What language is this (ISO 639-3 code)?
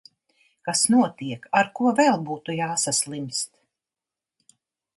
lav